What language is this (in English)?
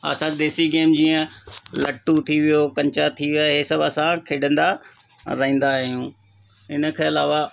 Sindhi